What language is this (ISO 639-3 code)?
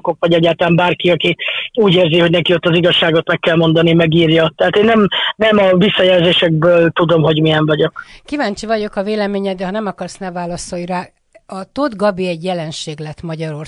hun